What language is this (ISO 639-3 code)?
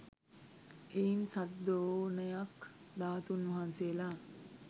sin